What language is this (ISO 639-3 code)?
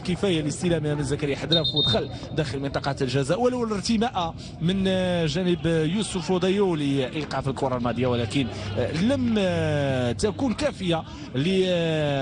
ara